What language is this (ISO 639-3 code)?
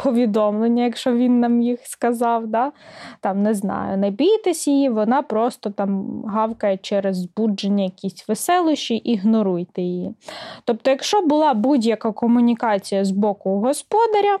ukr